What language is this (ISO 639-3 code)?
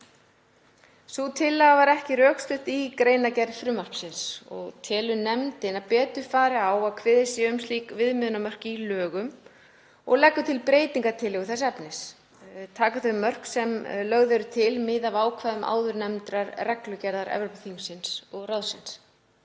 isl